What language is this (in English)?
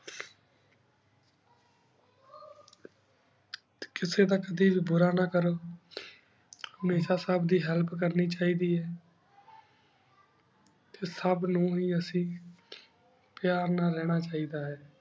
Punjabi